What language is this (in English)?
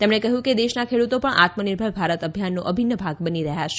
Gujarati